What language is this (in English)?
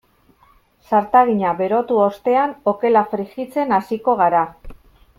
Basque